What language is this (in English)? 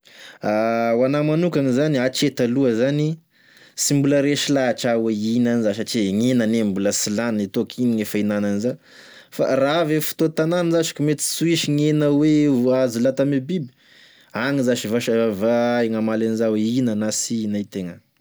Tesaka Malagasy